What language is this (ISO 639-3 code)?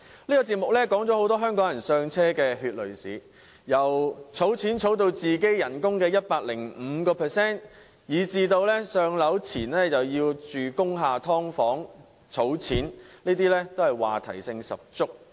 yue